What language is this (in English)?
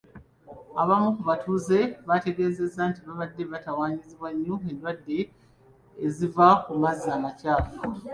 Ganda